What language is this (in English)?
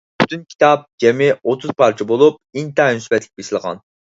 Uyghur